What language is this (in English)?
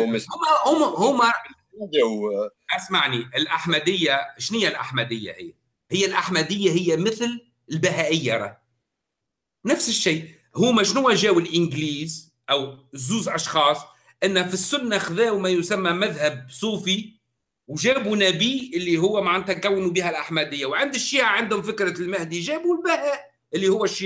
Arabic